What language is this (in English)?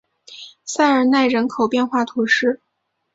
Chinese